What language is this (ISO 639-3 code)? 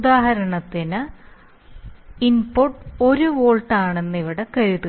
mal